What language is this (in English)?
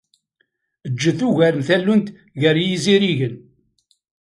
Kabyle